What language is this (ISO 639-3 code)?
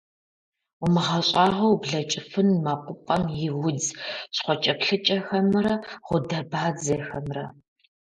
kbd